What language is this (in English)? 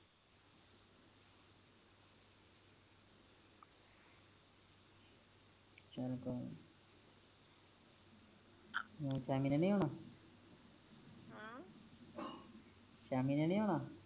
Punjabi